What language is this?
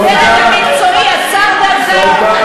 Hebrew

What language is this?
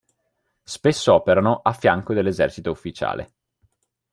Italian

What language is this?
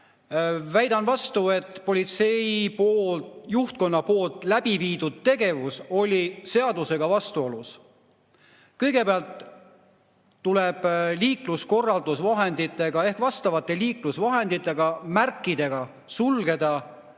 Estonian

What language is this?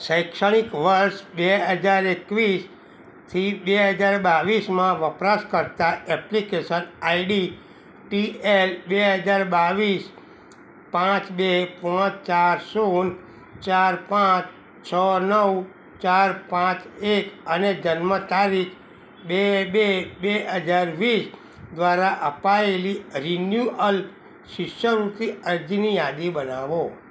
Gujarati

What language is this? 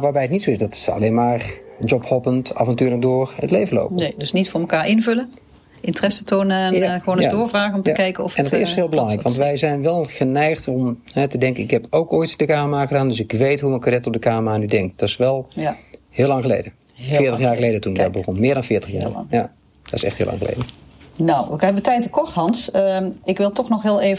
Dutch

